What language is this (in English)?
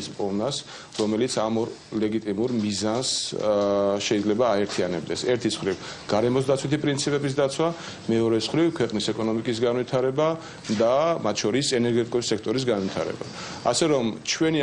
Dutch